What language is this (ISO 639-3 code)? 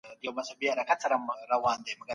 pus